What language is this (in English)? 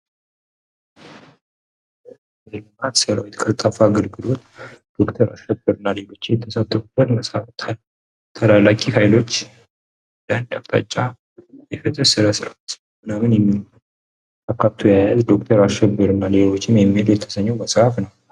Amharic